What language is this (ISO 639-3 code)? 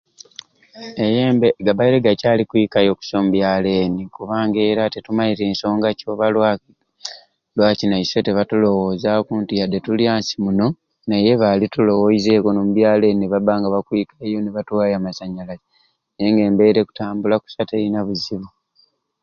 ruc